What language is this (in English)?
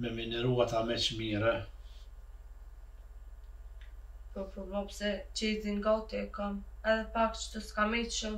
Romanian